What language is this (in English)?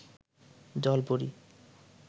Bangla